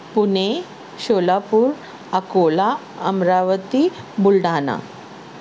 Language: Urdu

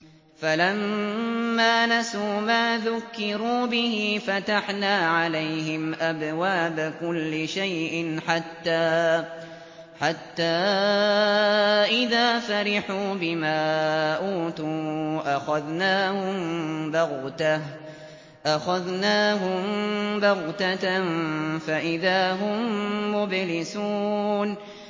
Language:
Arabic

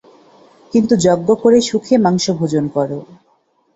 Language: Bangla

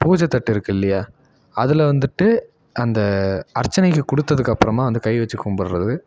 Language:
Tamil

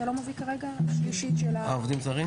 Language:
Hebrew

